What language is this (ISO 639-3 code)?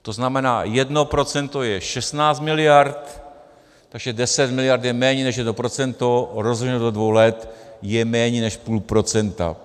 ces